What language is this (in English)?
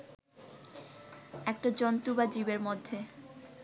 Bangla